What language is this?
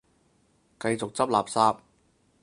Cantonese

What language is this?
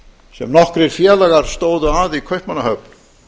Icelandic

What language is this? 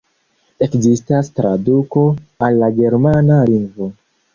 Esperanto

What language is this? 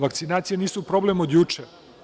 Serbian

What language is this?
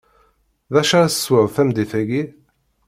Kabyle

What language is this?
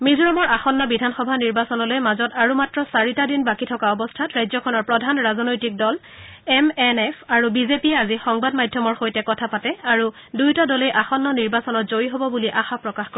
Assamese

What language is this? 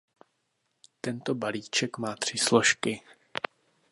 Czech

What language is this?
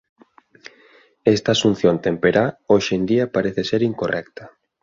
Galician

